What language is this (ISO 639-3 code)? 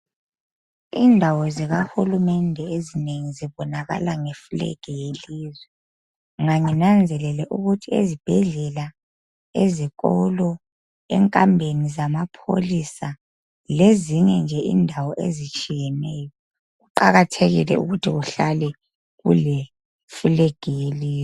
nde